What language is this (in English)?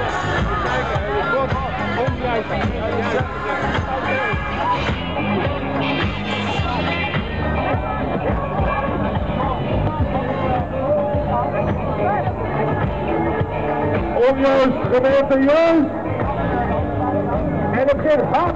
Dutch